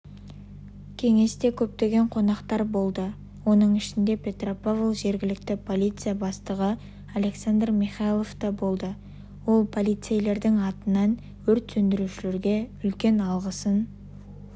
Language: Kazakh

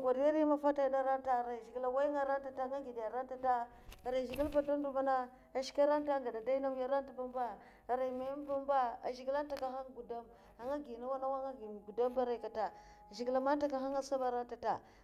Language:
Mafa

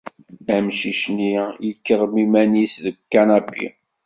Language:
Kabyle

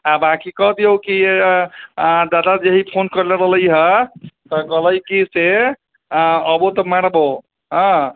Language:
Maithili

